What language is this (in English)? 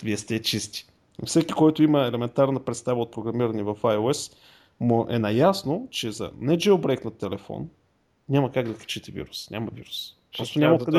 Bulgarian